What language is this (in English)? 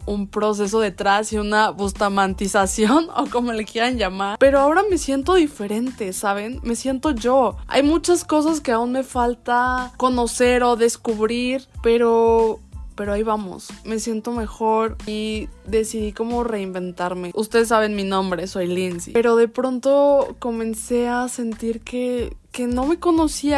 Spanish